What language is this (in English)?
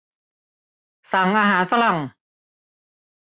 Thai